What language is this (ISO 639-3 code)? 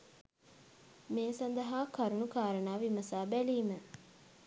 sin